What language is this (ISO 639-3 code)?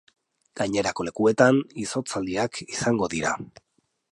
eus